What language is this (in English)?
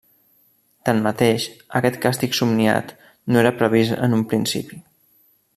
Catalan